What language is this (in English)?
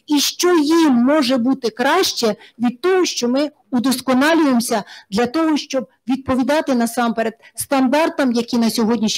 Ukrainian